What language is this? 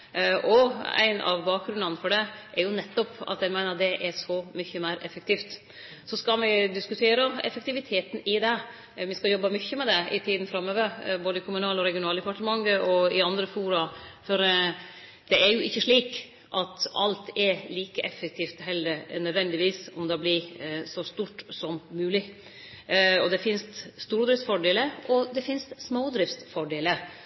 Norwegian Nynorsk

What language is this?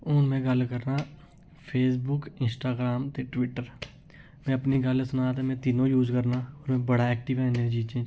Dogri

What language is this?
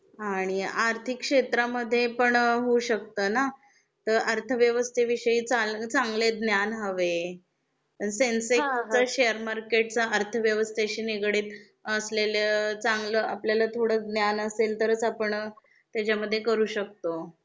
Marathi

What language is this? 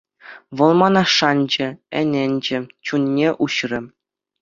Chuvash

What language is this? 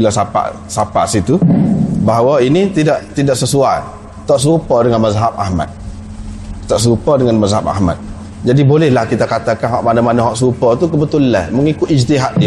Malay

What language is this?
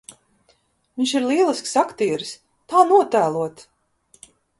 Latvian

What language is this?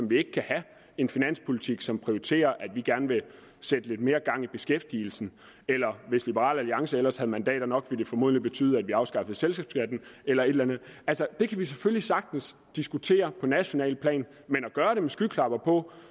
Danish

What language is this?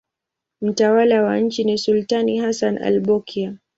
Swahili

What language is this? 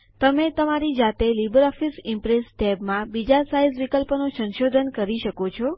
Gujarati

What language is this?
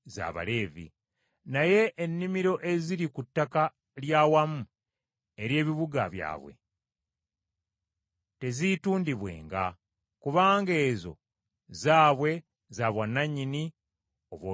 Ganda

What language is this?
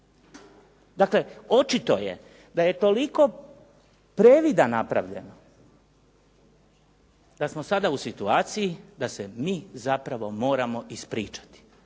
Croatian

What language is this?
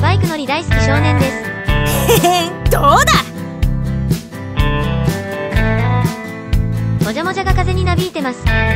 Japanese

